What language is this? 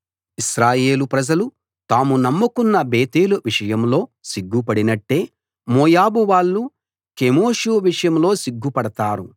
Telugu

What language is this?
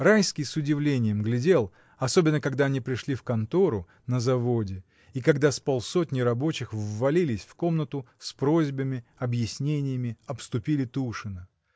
Russian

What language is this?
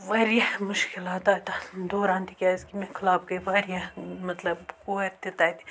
Kashmiri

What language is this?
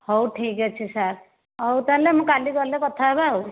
Odia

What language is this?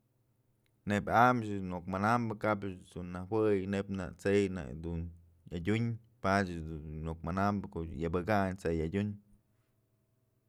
Mazatlán Mixe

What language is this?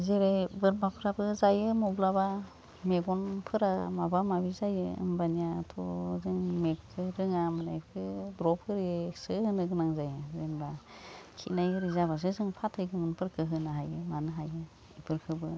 Bodo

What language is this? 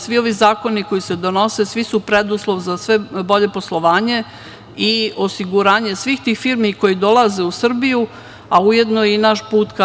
Serbian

